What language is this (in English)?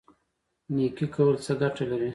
Pashto